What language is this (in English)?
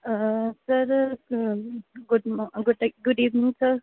Punjabi